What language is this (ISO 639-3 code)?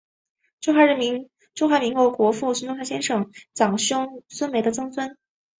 zho